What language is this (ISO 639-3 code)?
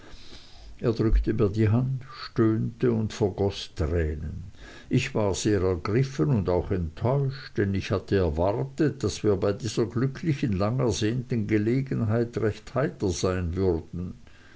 deu